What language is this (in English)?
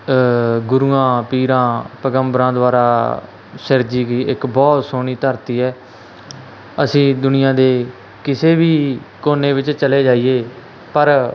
Punjabi